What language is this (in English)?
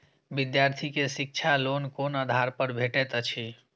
Maithili